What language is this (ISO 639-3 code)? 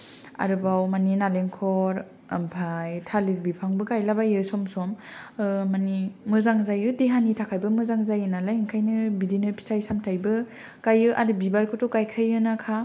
brx